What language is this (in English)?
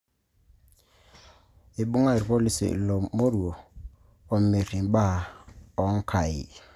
Masai